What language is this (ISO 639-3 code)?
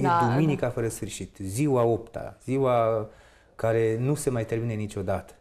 ron